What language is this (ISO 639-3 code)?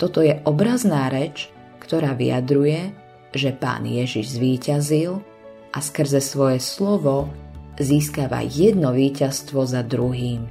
slk